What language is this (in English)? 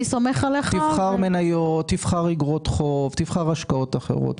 Hebrew